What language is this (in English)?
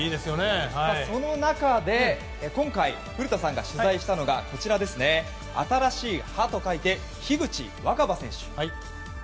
Japanese